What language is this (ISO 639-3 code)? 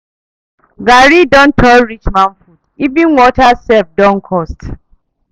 pcm